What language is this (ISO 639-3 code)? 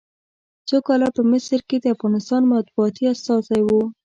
pus